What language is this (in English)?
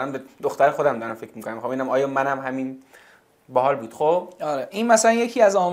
Persian